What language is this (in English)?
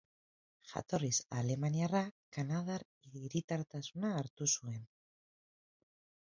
Basque